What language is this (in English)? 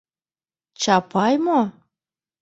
Mari